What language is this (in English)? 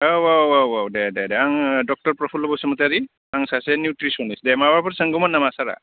Bodo